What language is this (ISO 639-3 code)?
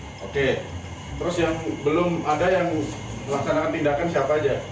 ind